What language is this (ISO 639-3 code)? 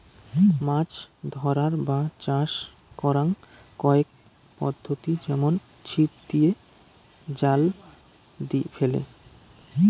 ben